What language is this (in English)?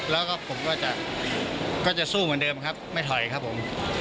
Thai